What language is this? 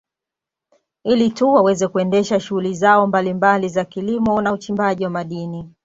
Swahili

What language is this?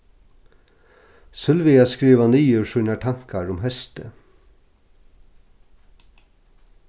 Faroese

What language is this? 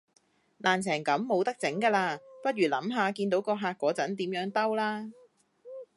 Cantonese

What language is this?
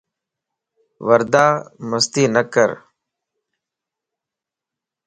Lasi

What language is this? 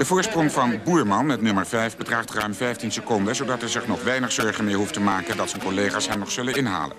Dutch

